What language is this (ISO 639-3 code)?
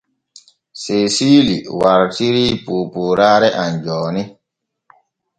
fue